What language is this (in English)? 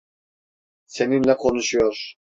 Turkish